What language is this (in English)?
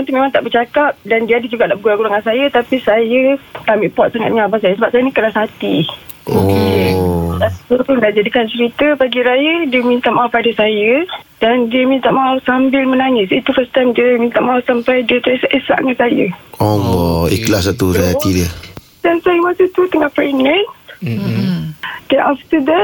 Malay